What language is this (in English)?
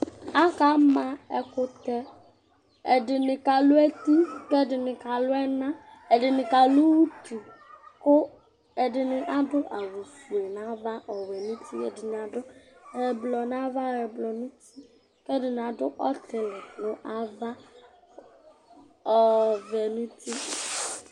Ikposo